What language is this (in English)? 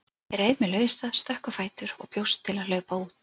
Icelandic